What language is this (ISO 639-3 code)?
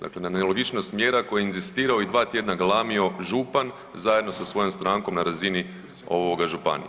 hrv